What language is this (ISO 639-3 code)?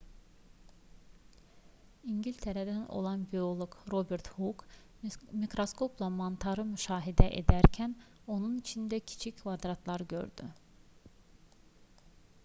aze